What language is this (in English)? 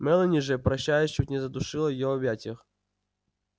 Russian